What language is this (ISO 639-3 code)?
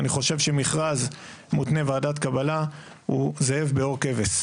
heb